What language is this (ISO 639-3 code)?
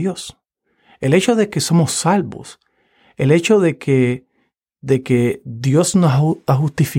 spa